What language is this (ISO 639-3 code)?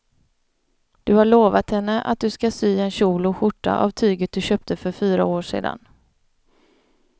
swe